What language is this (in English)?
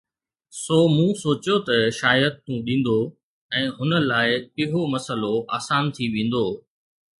Sindhi